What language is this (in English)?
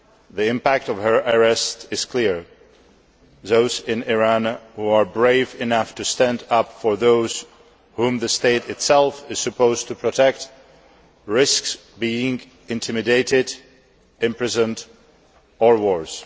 English